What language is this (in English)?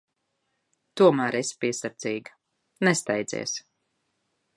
Latvian